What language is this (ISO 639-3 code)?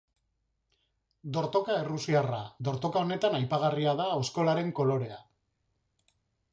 eus